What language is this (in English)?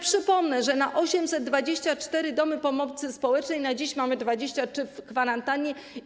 Polish